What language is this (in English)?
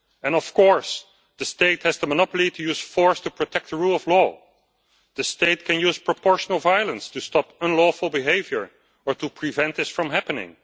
English